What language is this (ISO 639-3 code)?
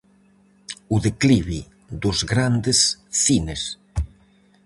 glg